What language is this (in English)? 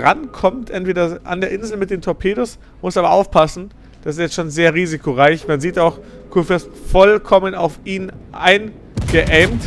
German